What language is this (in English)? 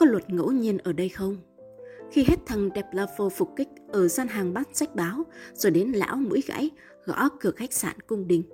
Vietnamese